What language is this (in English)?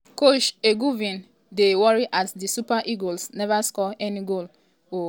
Nigerian Pidgin